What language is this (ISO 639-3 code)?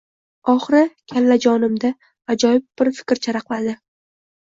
uzb